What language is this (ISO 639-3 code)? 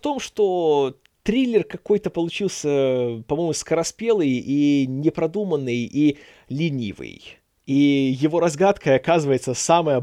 rus